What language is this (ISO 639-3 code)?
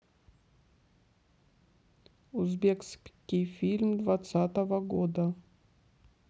rus